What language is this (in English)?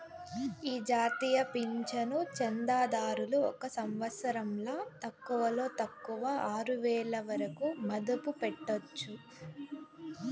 Telugu